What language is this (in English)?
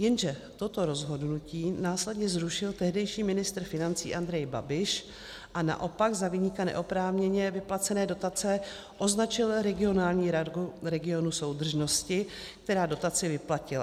Czech